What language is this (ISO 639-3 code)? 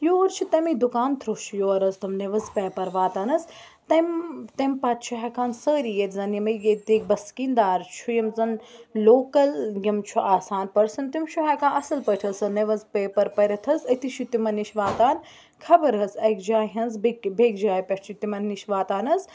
kas